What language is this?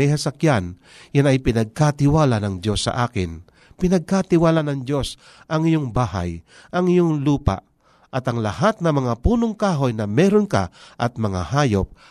Filipino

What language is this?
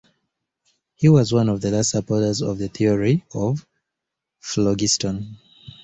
English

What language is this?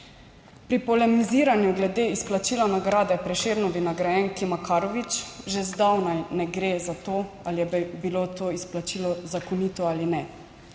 Slovenian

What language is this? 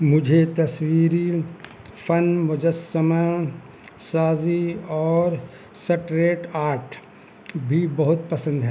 Urdu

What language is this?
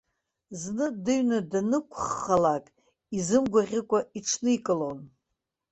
Abkhazian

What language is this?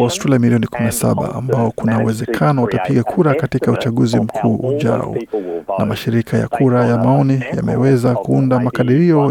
Swahili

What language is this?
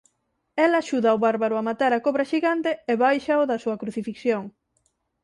Galician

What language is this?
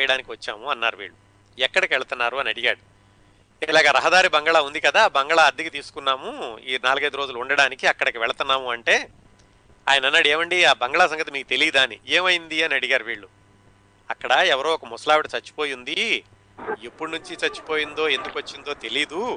Telugu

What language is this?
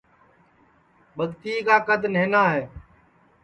Sansi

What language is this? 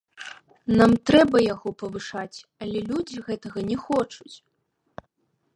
Belarusian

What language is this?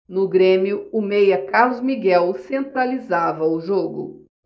Portuguese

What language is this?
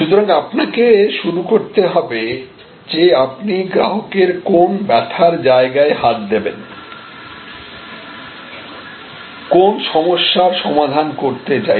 Bangla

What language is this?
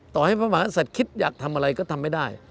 Thai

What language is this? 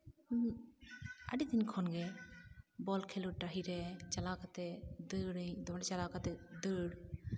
Santali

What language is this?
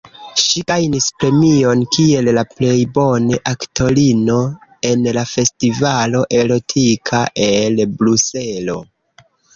Esperanto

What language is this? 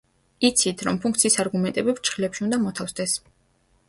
Georgian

